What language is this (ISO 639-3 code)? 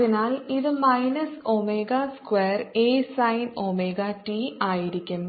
mal